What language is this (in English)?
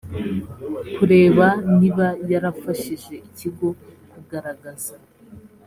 Kinyarwanda